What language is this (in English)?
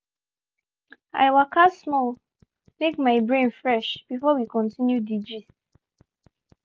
Nigerian Pidgin